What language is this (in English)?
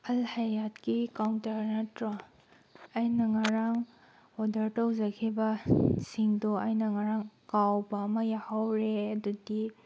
Manipuri